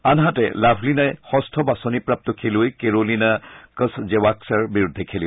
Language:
Assamese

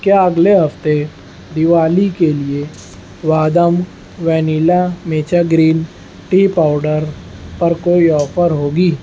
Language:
Urdu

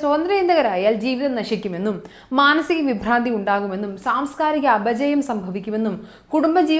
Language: Malayalam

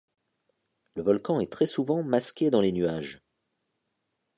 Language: French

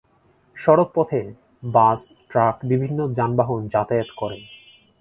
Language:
Bangla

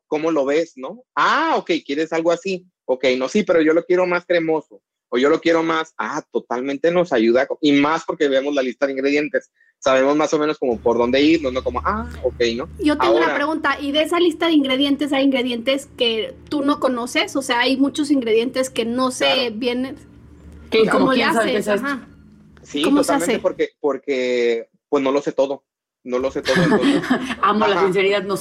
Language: Spanish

